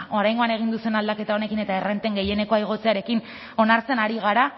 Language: Basque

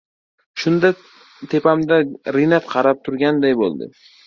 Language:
Uzbek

